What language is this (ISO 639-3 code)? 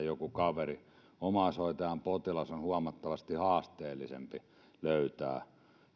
fin